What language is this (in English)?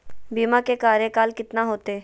Magahi